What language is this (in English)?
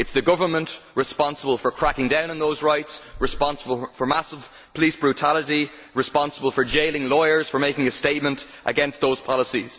English